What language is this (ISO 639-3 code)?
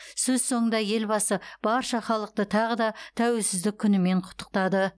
kaz